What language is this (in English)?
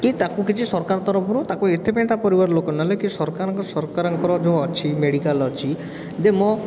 Odia